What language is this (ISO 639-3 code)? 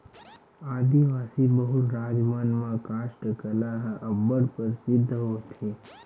hne